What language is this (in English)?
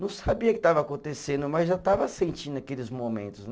Portuguese